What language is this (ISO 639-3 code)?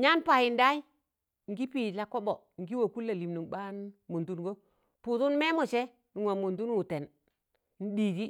tan